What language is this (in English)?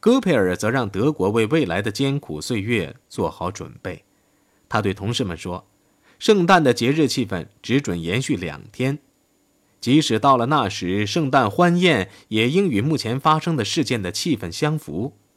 Chinese